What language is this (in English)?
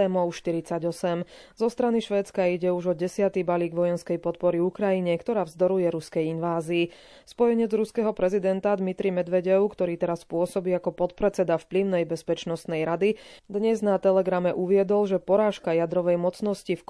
Slovak